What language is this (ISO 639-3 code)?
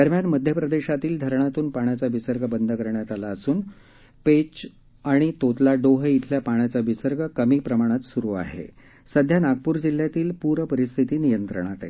mar